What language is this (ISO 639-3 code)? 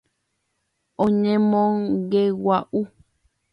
grn